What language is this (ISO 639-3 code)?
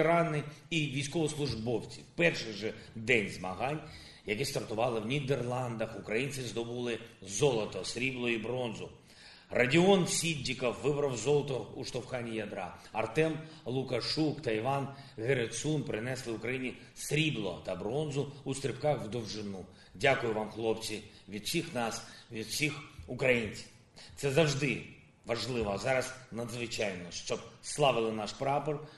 ukr